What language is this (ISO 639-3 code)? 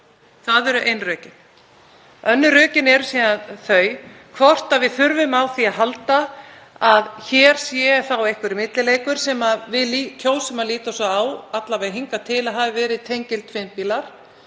isl